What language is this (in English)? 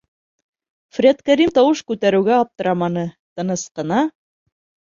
Bashkir